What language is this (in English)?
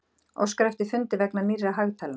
Icelandic